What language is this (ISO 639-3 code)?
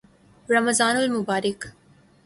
urd